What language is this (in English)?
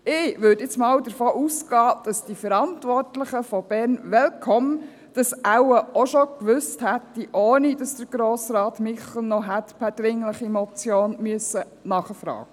Swiss German